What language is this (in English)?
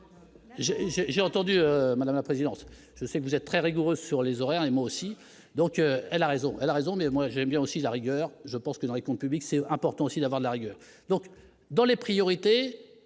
French